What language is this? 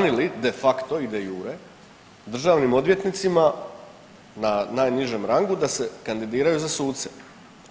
Croatian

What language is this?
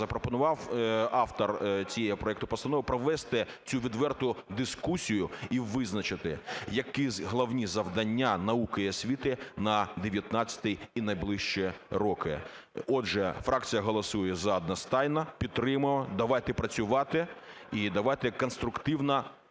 Ukrainian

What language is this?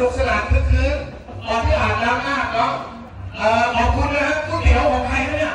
Thai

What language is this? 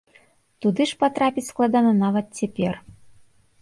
Belarusian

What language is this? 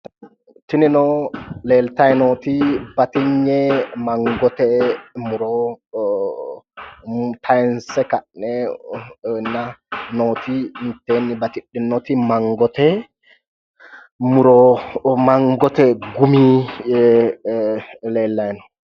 Sidamo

